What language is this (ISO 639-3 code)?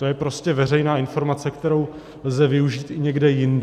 ces